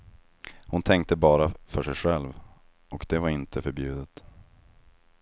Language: Swedish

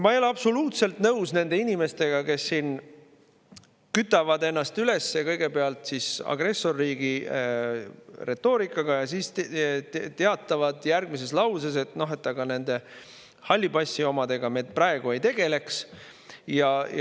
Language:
Estonian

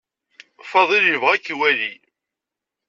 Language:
Kabyle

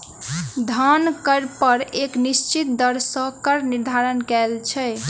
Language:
Maithili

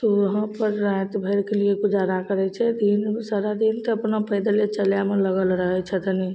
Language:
Maithili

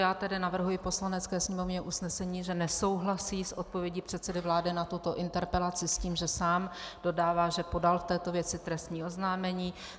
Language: Czech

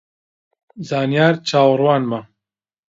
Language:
Central Kurdish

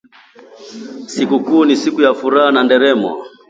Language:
Swahili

